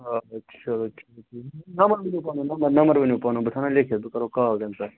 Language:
Kashmiri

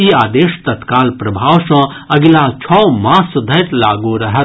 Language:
Maithili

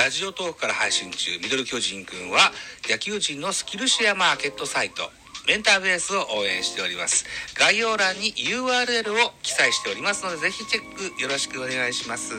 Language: Japanese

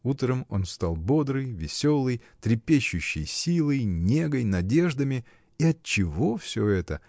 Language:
Russian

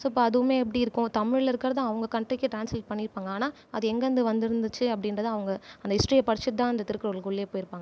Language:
Tamil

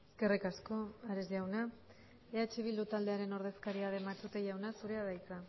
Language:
Basque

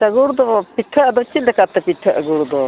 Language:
Santali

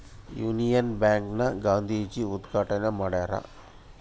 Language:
Kannada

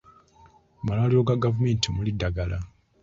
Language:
Ganda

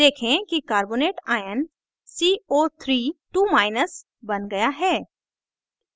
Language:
Hindi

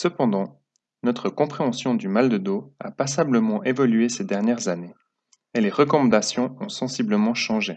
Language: French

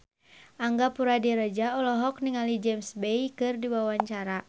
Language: Sundanese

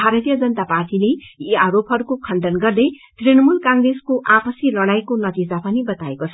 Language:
Nepali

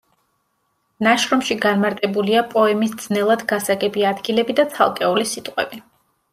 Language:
Georgian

